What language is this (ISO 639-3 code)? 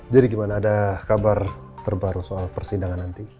ind